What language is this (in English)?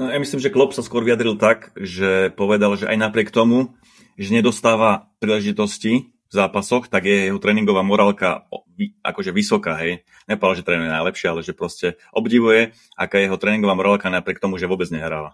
Slovak